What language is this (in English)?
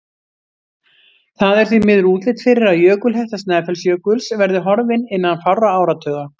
Icelandic